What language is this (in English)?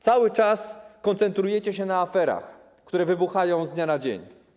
Polish